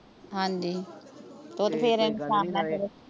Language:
Punjabi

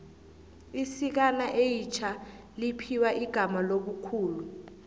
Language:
South Ndebele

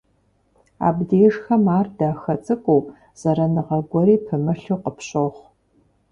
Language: Kabardian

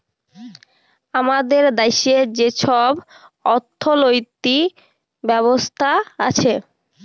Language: Bangla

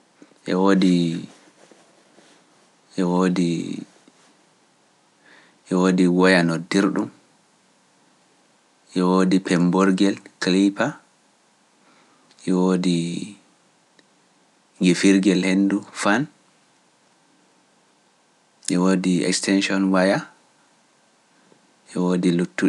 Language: Pular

